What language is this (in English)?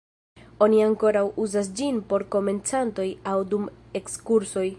Esperanto